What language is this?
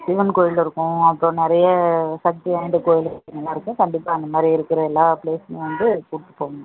Tamil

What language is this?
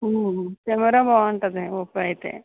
Telugu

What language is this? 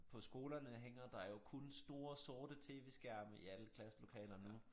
Danish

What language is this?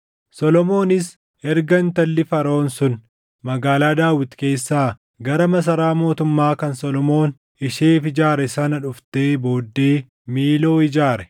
Oromo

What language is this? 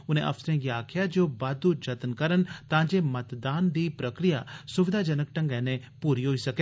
Dogri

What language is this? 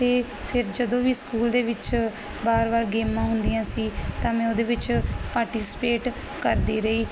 Punjabi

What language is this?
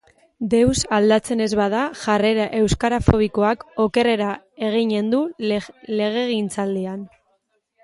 Basque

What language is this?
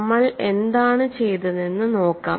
Malayalam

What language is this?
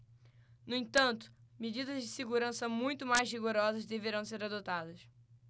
Portuguese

